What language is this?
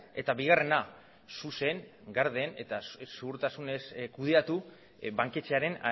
Basque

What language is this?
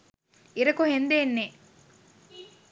Sinhala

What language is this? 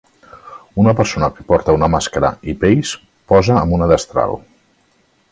Catalan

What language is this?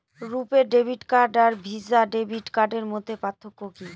Bangla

